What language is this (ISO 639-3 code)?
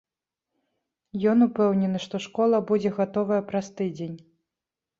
bel